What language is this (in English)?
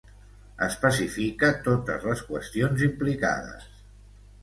Catalan